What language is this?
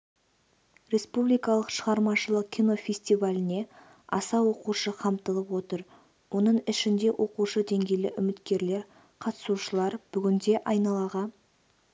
Kazakh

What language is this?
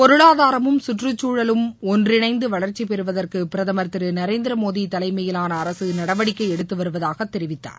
Tamil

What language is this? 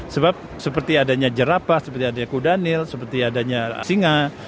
Indonesian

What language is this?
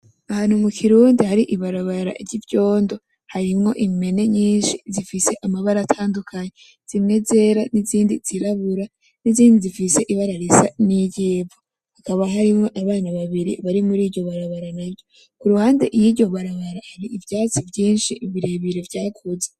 Rundi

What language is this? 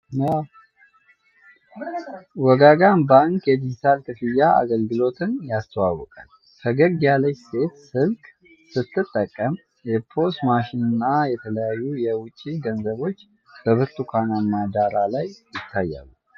Amharic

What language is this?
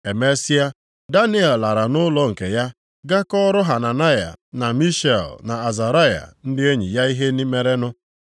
Igbo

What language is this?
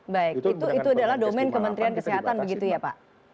Indonesian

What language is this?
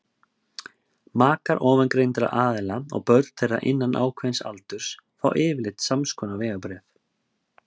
Icelandic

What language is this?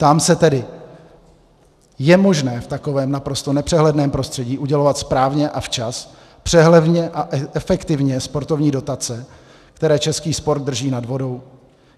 Czech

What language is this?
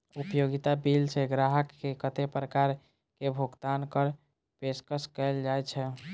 Maithili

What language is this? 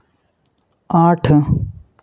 Hindi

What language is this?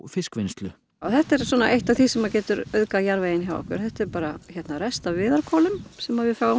Icelandic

